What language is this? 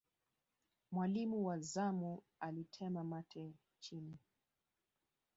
Swahili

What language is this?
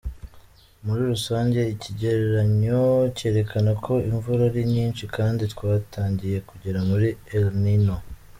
Kinyarwanda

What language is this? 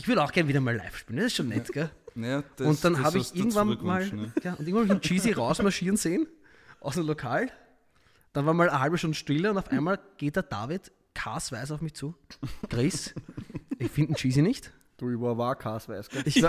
German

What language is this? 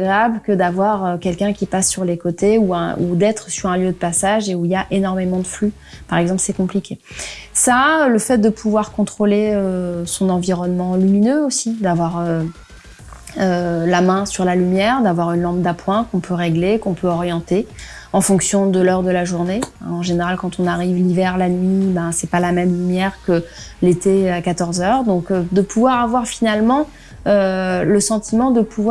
French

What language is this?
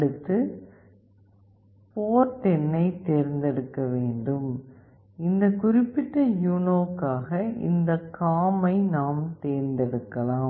Tamil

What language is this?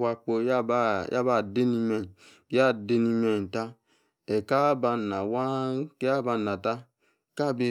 Yace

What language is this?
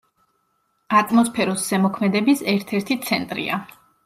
Georgian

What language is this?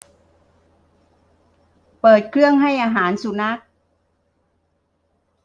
Thai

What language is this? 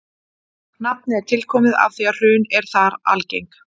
Icelandic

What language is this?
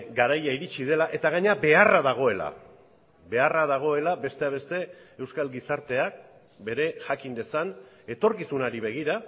Basque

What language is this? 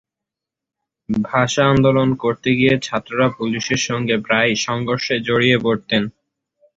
Bangla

